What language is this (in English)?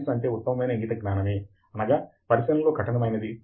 Telugu